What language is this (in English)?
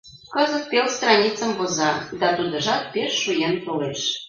Mari